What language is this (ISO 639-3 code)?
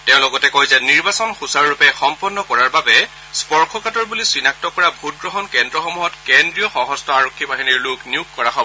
asm